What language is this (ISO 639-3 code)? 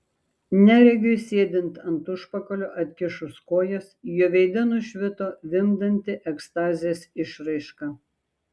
lit